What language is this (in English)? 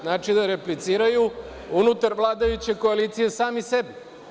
Serbian